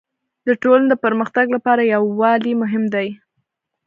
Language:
Pashto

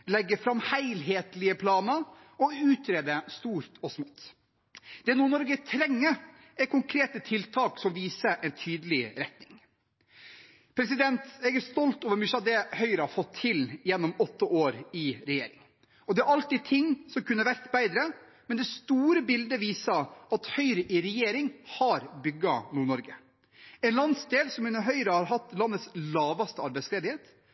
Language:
Norwegian Bokmål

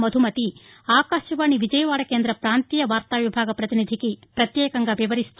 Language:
Telugu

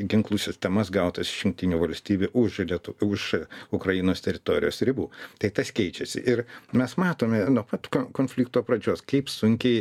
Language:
Lithuanian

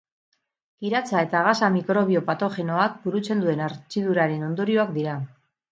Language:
Basque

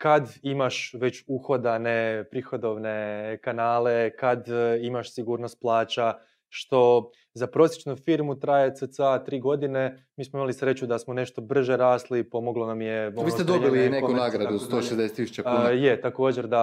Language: Croatian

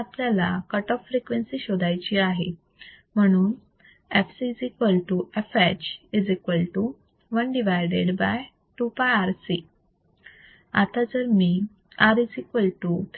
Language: Marathi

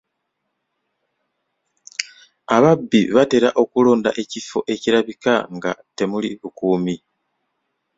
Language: Ganda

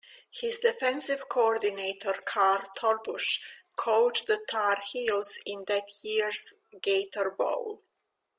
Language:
English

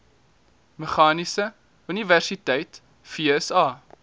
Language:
Afrikaans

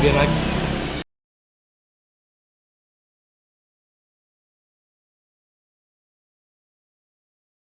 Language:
Indonesian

